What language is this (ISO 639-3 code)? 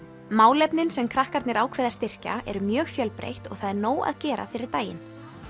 isl